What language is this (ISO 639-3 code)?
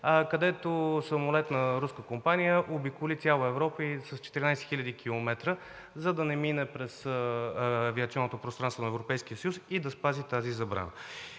bul